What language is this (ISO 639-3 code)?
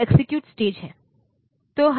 hin